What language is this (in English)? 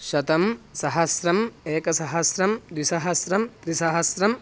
Sanskrit